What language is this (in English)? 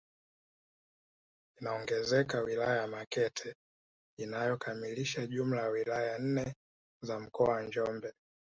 Swahili